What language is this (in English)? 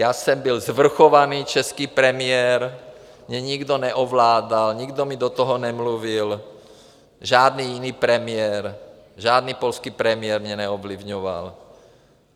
Czech